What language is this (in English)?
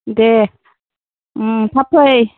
Bodo